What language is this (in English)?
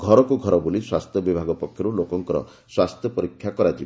Odia